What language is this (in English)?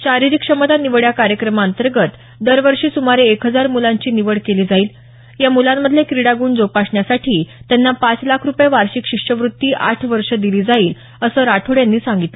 Marathi